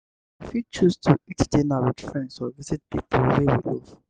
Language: Nigerian Pidgin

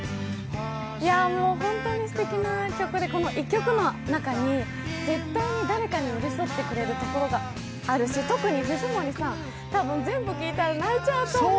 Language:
Japanese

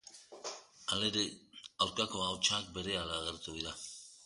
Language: Basque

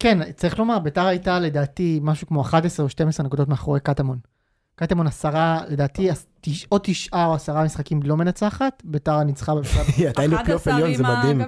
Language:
Hebrew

